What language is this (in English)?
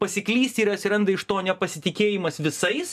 Lithuanian